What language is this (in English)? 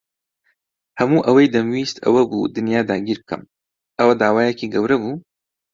Central Kurdish